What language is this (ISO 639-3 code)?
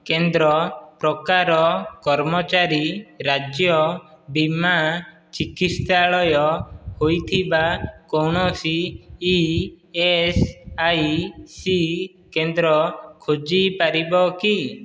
ori